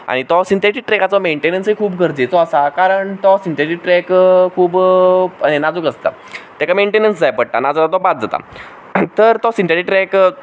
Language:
Konkani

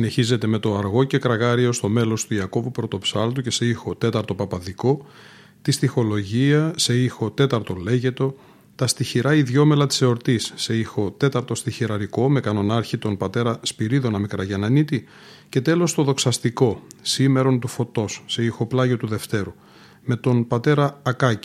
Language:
Greek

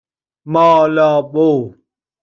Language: Persian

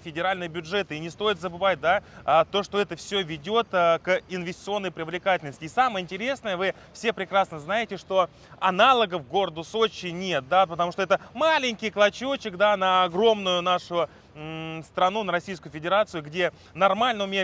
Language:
Russian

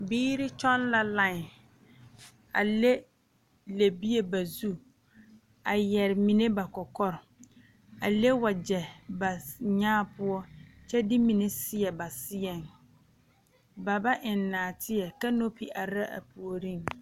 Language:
Southern Dagaare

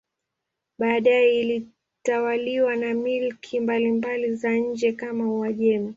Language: Swahili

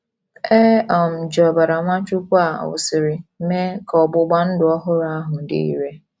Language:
Igbo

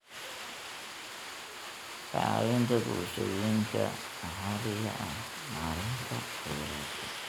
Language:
Somali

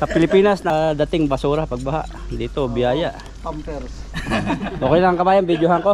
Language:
Filipino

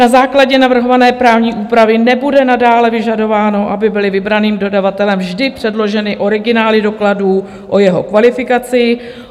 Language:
Czech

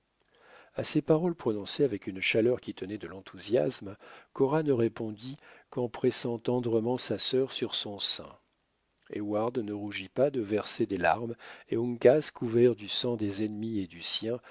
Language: French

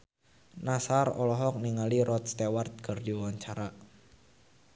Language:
Sundanese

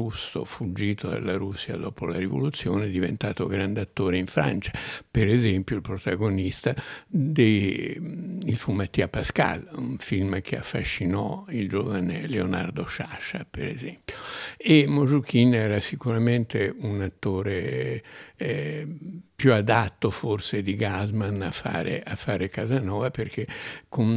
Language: Italian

